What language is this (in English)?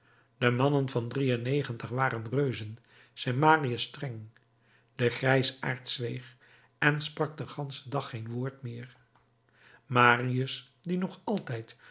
Dutch